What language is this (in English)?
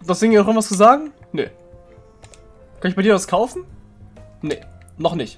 German